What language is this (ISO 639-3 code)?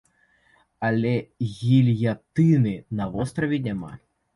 bel